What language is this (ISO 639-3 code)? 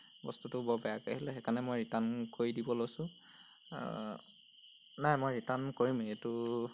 asm